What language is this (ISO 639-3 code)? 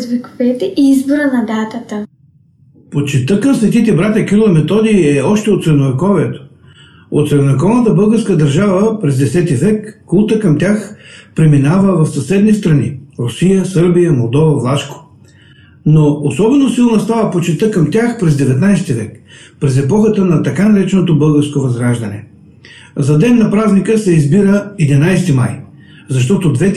bul